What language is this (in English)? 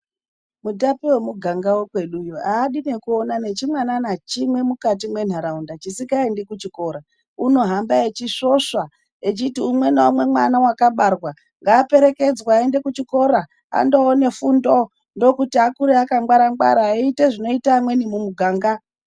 Ndau